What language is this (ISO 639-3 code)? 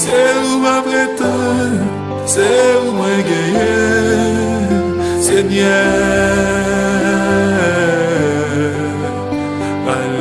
por